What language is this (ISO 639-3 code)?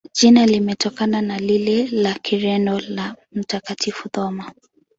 swa